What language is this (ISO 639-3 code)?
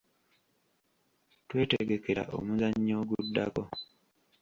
lug